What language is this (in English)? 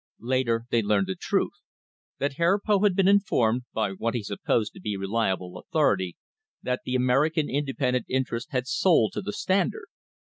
English